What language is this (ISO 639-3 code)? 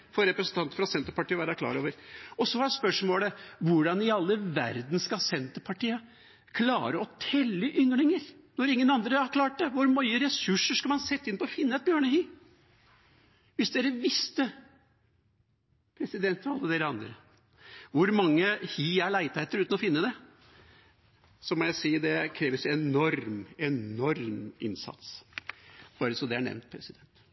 nor